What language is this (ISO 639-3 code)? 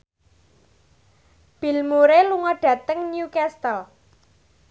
jav